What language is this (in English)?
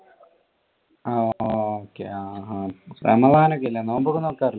Malayalam